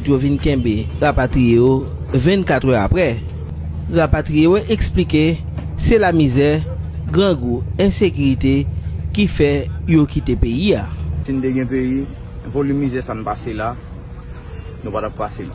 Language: French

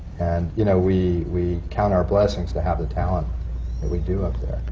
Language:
English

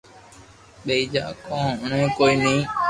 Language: Loarki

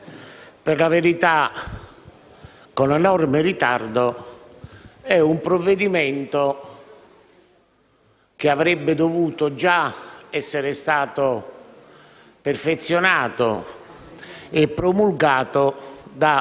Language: Italian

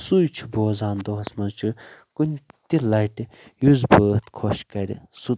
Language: Kashmiri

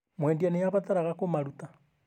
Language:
Kikuyu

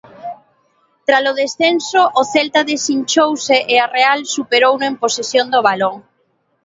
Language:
Galician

